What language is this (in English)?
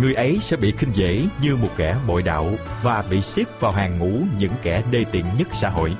Vietnamese